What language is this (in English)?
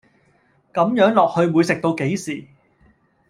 Cantonese